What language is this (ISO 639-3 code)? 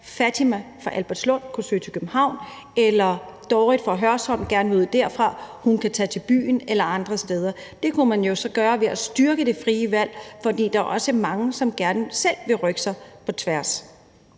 dan